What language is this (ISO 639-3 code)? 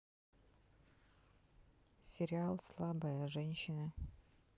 rus